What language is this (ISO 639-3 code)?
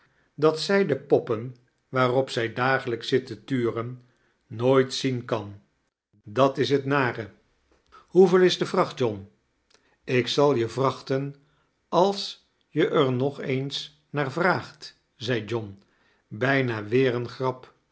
nld